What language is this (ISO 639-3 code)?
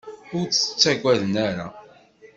kab